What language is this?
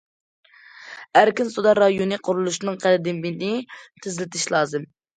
Uyghur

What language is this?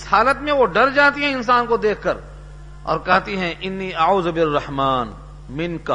Urdu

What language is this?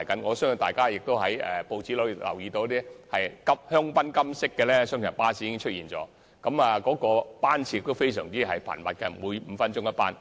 Cantonese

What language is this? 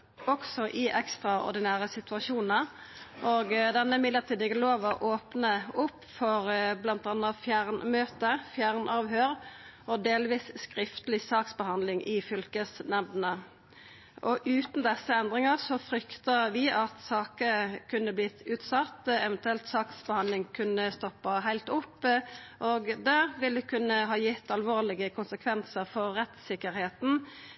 Norwegian Nynorsk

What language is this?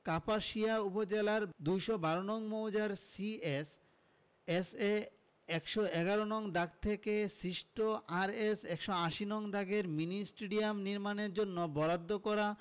Bangla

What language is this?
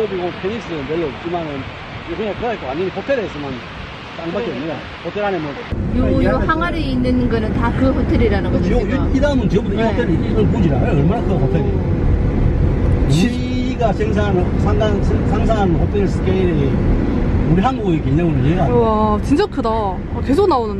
Korean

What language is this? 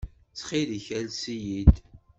Kabyle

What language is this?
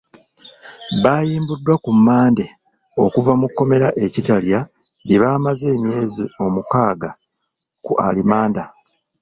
Ganda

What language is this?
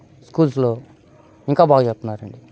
Telugu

